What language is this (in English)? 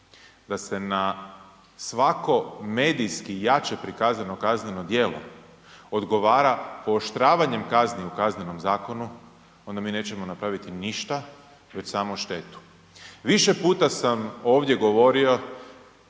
Croatian